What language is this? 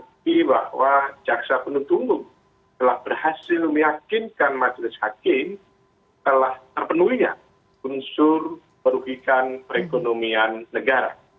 Indonesian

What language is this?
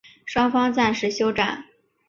Chinese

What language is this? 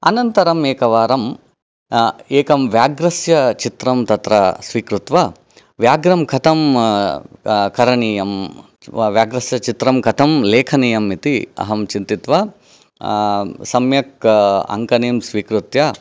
Sanskrit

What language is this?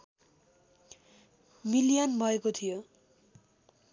Nepali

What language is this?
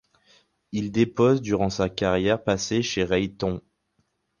French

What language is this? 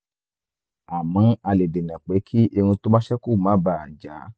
Yoruba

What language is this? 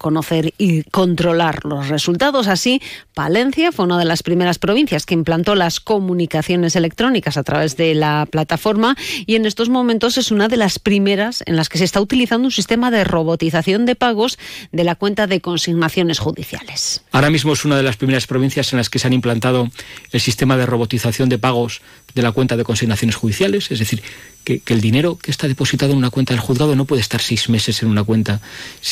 Spanish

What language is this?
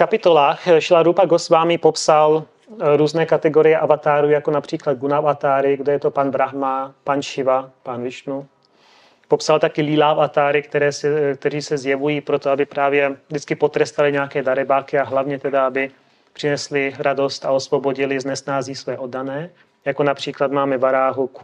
Czech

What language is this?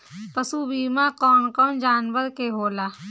Bhojpuri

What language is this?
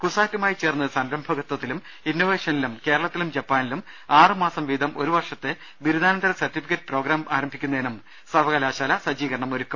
Malayalam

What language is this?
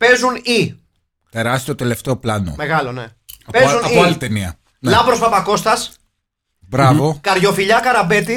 Greek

